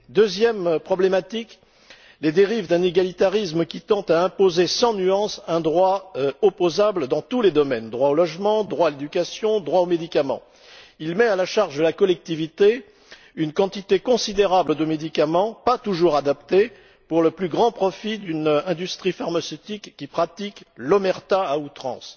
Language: French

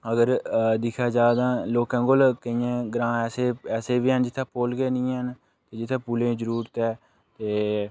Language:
Dogri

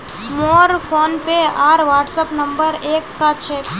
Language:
Magahi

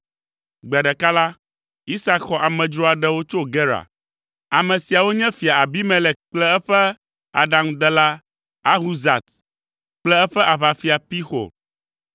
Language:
Ewe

